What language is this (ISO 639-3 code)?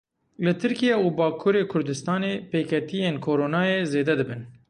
kur